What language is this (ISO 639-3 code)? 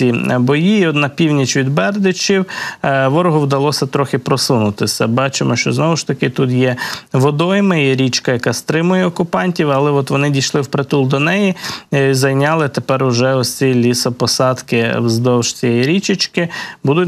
ukr